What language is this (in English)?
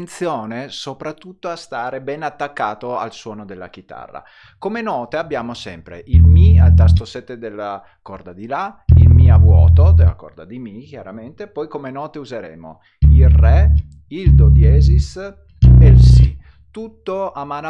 Italian